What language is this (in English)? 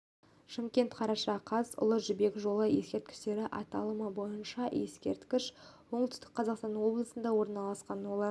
Kazakh